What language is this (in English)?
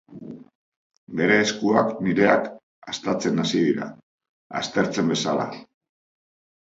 Basque